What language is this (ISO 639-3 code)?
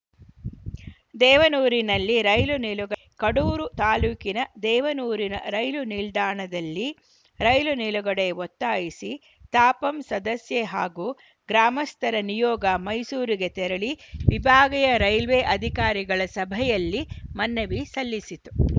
kan